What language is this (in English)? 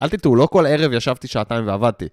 Hebrew